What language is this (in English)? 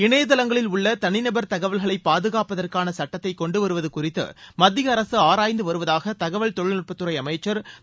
Tamil